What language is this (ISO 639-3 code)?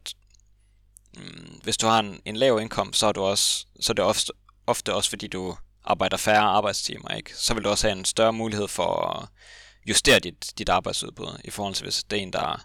dan